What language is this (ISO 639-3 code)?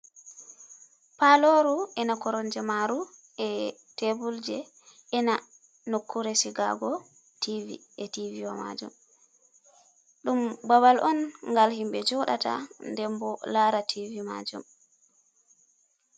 ful